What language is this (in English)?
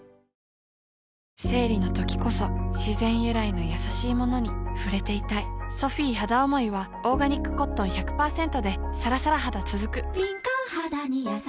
Japanese